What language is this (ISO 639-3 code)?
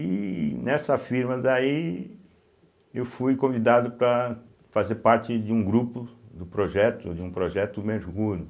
por